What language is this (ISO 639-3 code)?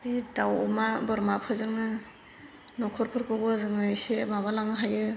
brx